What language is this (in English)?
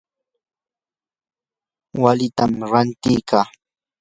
Yanahuanca Pasco Quechua